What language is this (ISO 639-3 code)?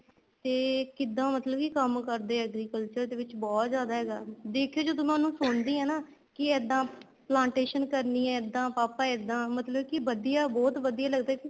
pan